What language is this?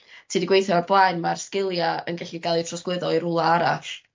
Welsh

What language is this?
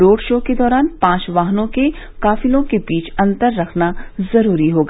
Hindi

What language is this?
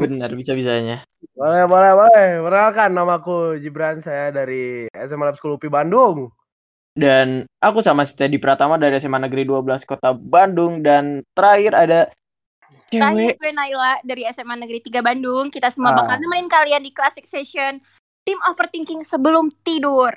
Indonesian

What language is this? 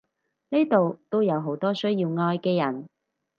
Cantonese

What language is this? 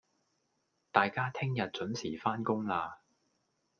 Cantonese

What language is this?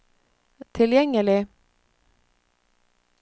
Norwegian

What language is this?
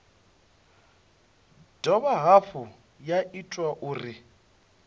Venda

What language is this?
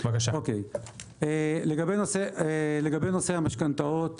Hebrew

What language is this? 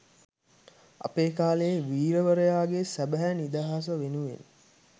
Sinhala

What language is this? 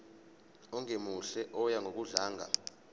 Zulu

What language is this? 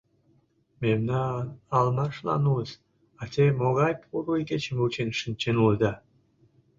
Mari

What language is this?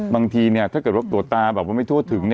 Thai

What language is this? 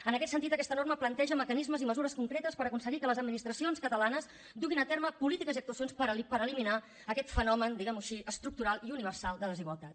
Catalan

